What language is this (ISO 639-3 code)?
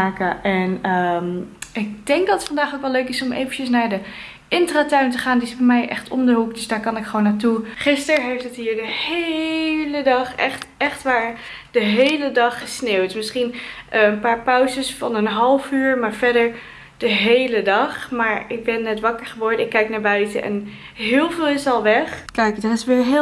nld